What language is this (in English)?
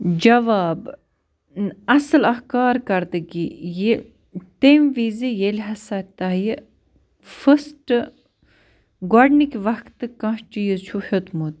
Kashmiri